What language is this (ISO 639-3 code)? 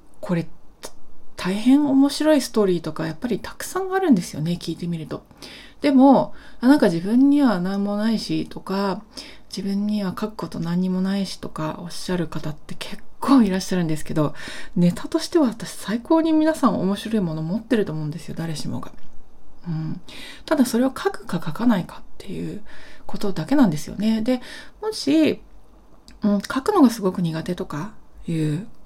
jpn